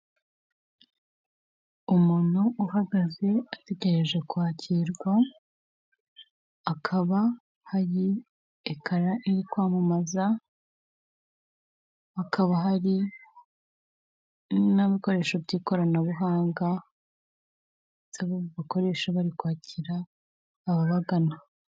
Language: Kinyarwanda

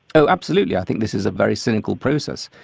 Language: English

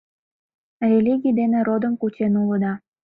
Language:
Mari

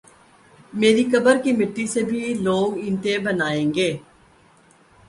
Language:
Urdu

